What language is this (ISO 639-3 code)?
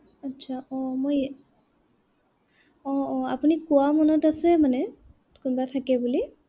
asm